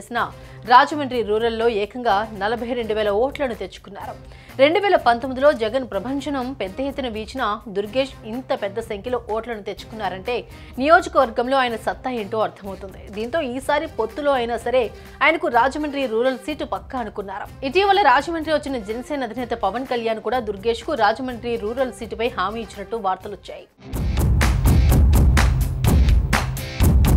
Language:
Telugu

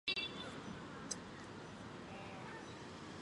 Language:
Chinese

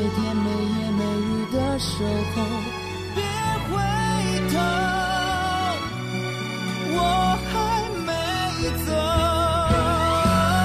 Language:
Chinese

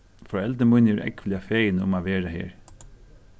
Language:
Faroese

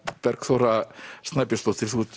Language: Icelandic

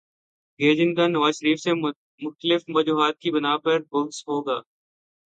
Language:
Urdu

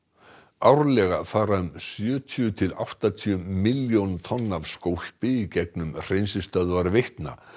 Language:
Icelandic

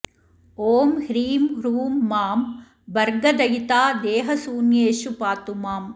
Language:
Sanskrit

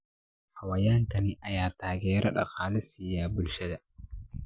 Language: Somali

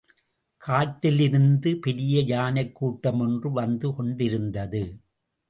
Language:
Tamil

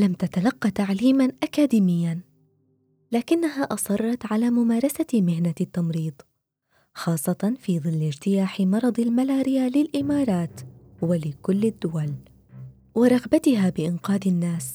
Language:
Arabic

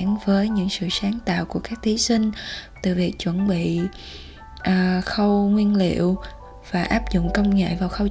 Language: Vietnamese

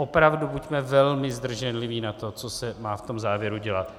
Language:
Czech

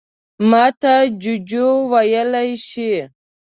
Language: Pashto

